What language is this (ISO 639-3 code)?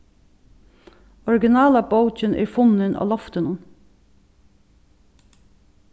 fao